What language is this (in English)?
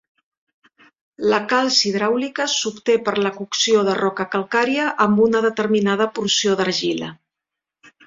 Catalan